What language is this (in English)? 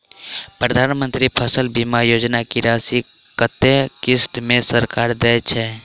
Maithili